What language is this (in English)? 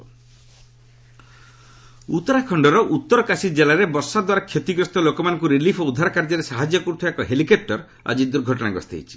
Odia